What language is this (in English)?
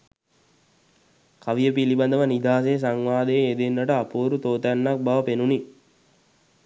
Sinhala